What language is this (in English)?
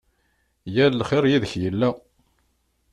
Kabyle